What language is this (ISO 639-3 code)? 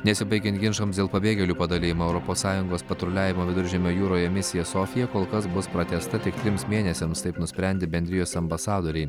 lit